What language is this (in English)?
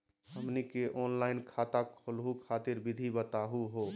Magahi